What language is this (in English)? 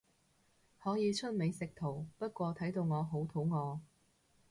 Cantonese